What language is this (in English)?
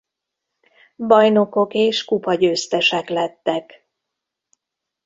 Hungarian